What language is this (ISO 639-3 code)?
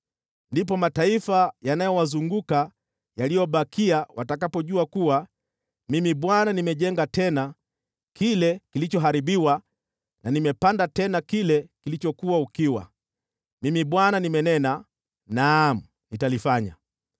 swa